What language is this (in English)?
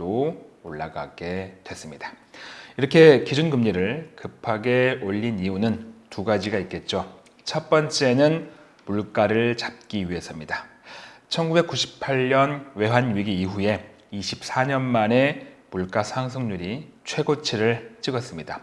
Korean